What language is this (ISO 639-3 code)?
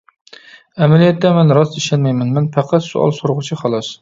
uig